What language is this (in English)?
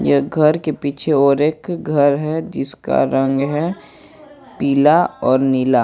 Hindi